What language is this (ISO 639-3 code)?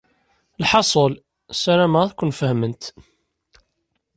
kab